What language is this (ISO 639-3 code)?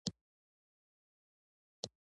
pus